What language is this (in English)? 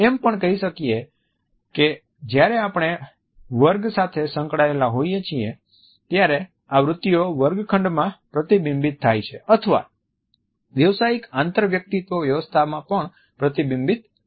Gujarati